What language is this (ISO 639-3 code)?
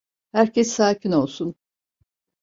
tur